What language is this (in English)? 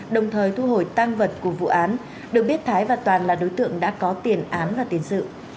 Vietnamese